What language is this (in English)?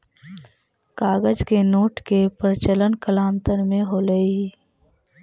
Magahi